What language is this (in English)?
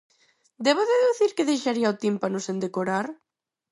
Galician